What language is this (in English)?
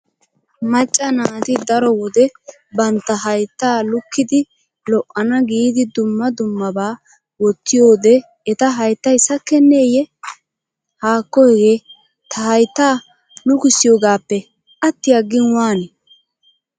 Wolaytta